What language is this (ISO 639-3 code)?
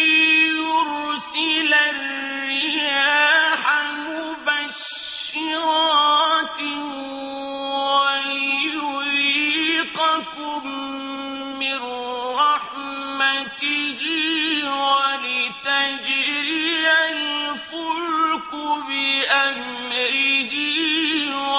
ara